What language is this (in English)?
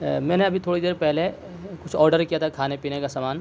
Urdu